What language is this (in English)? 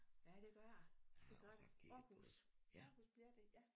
Danish